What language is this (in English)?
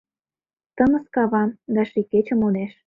Mari